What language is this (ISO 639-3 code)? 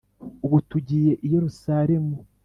kin